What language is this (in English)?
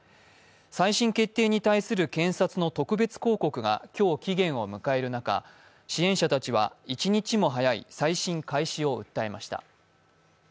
Japanese